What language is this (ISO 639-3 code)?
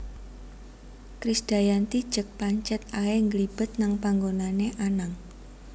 jav